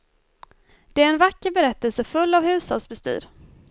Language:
Swedish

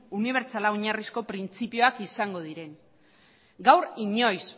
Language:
Basque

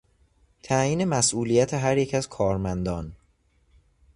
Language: Persian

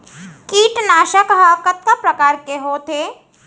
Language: Chhattisgarhi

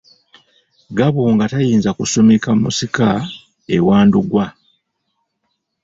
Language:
Ganda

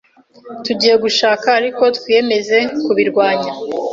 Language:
Kinyarwanda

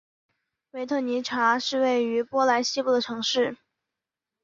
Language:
Chinese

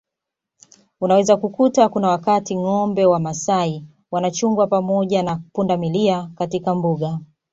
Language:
Swahili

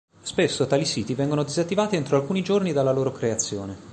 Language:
Italian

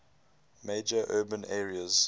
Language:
English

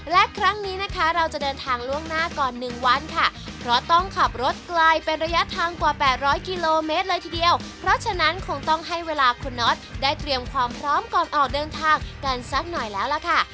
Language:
Thai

